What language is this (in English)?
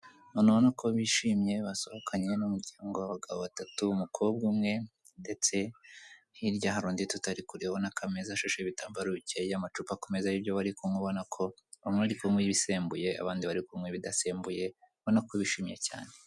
Kinyarwanda